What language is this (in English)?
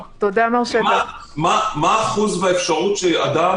Hebrew